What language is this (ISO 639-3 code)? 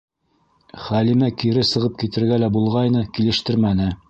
bak